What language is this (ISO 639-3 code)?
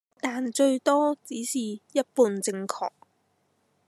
yue